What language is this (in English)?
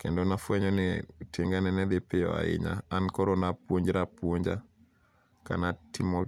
Luo (Kenya and Tanzania)